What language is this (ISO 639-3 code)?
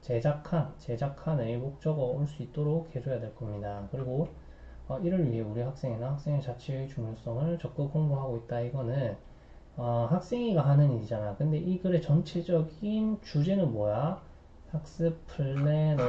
kor